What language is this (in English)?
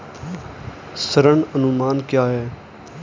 Hindi